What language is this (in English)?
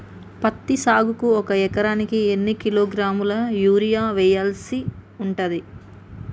Telugu